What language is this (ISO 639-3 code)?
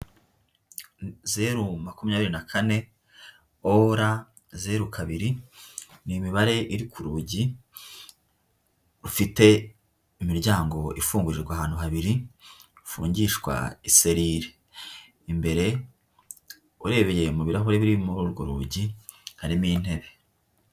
kin